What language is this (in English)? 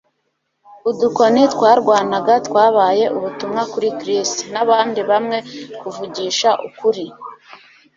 Kinyarwanda